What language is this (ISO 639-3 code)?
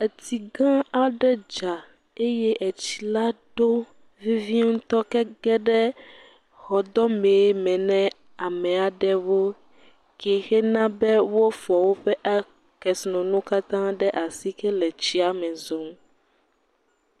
ewe